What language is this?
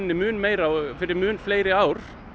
Icelandic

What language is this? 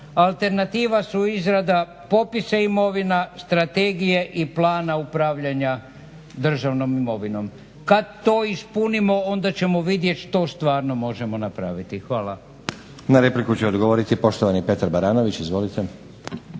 Croatian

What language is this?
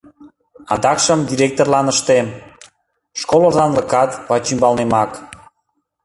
Mari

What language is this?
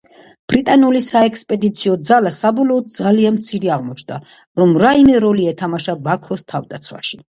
Georgian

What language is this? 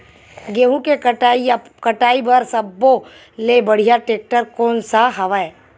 Chhattisgarhi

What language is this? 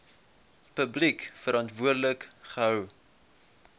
Afrikaans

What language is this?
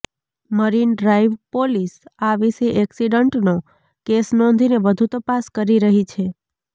Gujarati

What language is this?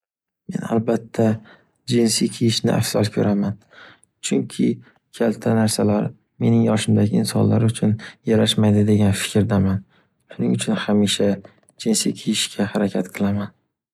Uzbek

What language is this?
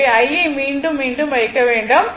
Tamil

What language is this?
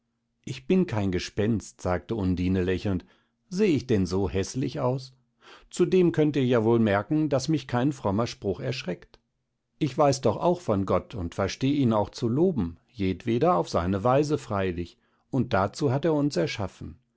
German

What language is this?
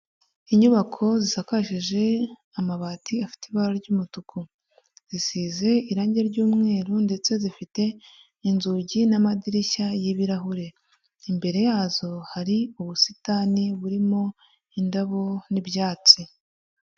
Kinyarwanda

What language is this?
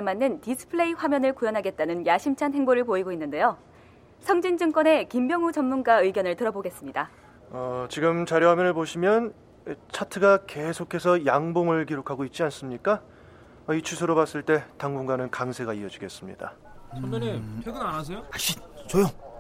Korean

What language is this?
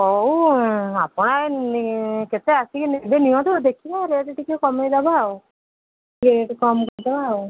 Odia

